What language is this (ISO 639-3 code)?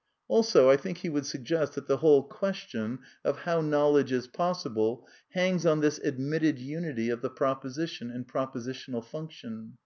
eng